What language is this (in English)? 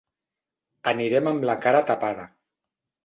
Catalan